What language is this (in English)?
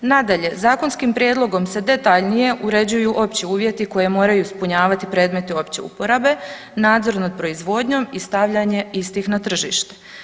Croatian